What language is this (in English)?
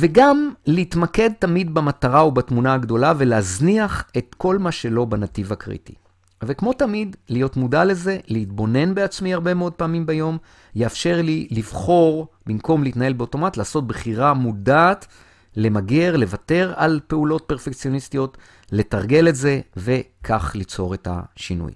Hebrew